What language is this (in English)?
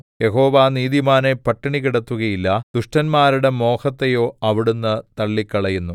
Malayalam